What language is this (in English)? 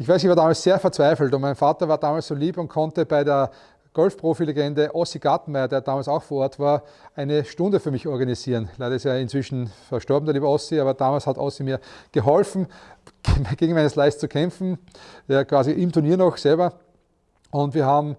German